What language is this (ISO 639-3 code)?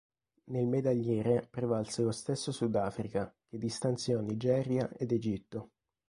ita